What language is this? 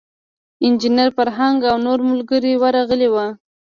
Pashto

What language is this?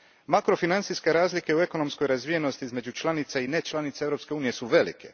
Croatian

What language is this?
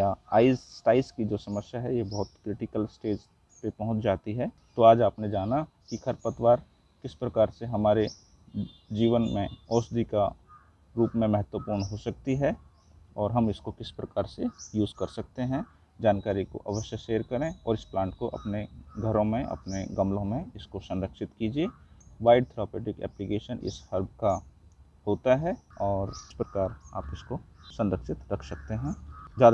Hindi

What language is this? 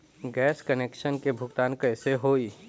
Bhojpuri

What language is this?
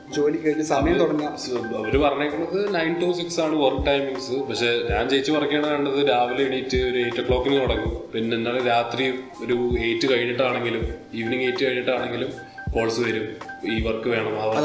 Malayalam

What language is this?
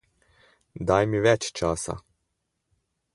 Slovenian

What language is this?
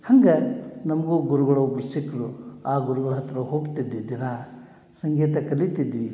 Kannada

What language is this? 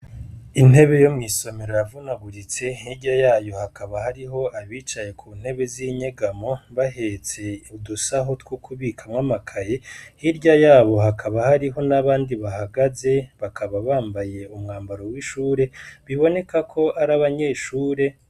Rundi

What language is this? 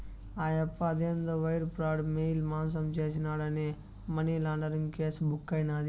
Telugu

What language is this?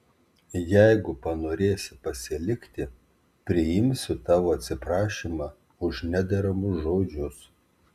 Lithuanian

